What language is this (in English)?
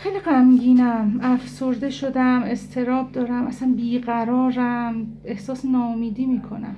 Persian